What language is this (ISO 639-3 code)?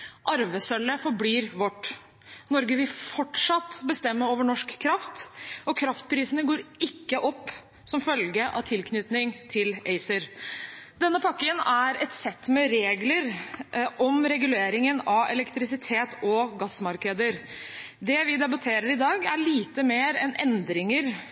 nob